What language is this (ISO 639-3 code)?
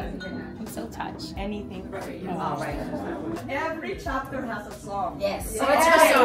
eng